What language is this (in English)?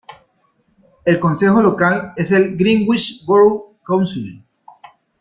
Spanish